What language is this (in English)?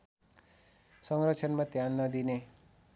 Nepali